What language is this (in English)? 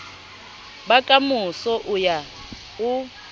Southern Sotho